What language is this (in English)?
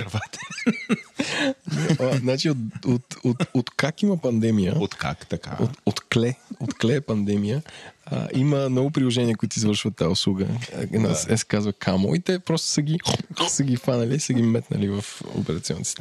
Bulgarian